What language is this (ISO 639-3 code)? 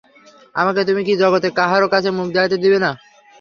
ben